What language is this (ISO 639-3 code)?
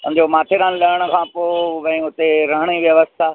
snd